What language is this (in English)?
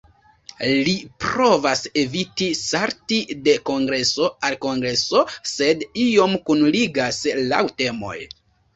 Esperanto